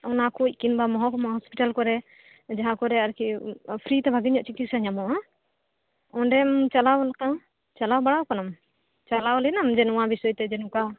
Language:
Santali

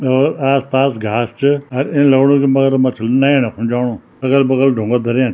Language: Garhwali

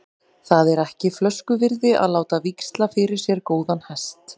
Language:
Icelandic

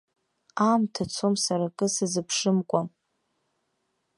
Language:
Abkhazian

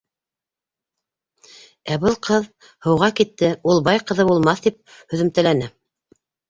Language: Bashkir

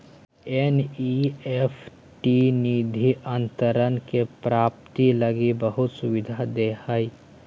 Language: Magahi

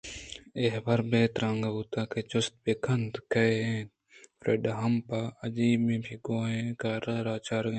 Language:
Eastern Balochi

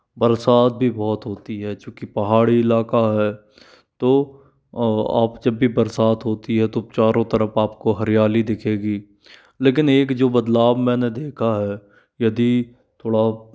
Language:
Hindi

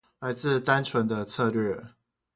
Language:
Chinese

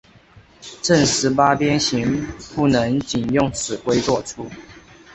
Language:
Chinese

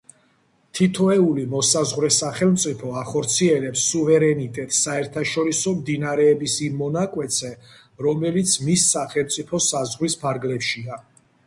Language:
Georgian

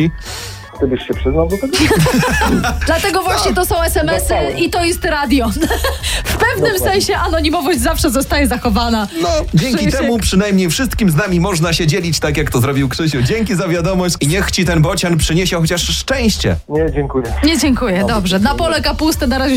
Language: Polish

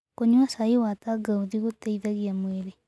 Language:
Kikuyu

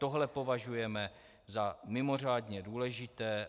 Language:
Czech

